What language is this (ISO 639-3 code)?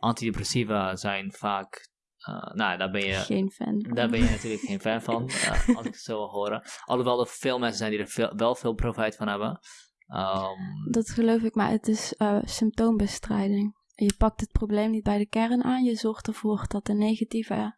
nld